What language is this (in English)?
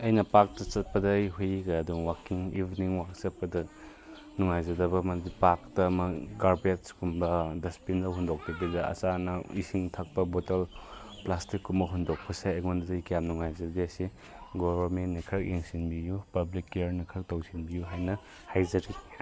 Manipuri